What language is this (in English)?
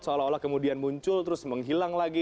Indonesian